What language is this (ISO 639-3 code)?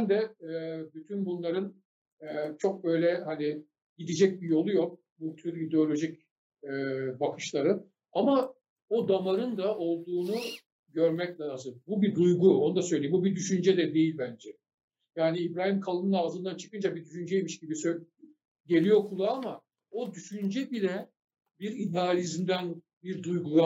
tur